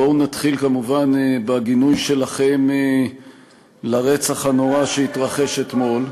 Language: Hebrew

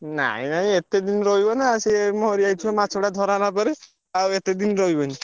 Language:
Odia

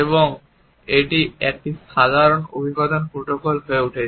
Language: Bangla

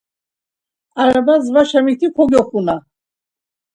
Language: Laz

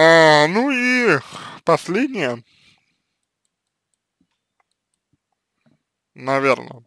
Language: Russian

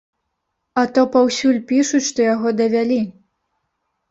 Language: Belarusian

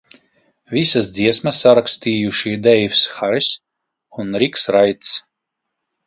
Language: Latvian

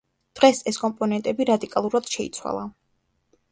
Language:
Georgian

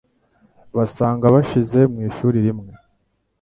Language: Kinyarwanda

